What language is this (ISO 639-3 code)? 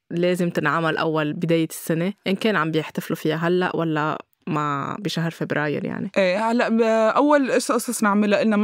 ara